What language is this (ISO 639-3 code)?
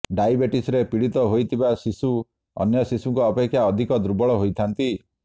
ori